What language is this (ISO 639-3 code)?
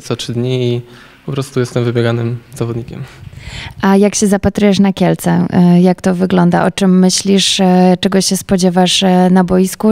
pol